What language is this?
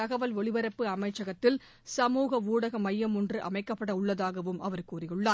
Tamil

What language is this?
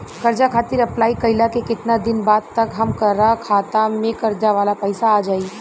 Bhojpuri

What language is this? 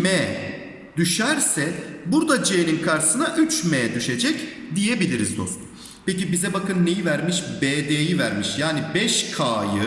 Turkish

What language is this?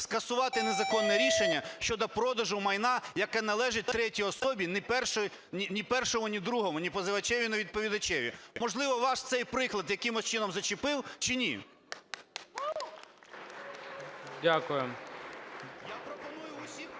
Ukrainian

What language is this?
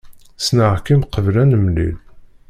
Kabyle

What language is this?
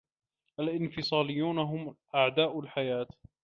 Arabic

